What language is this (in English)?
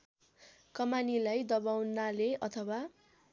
Nepali